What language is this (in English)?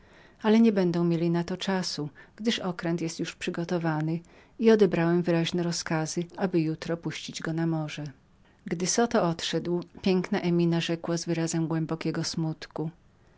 Polish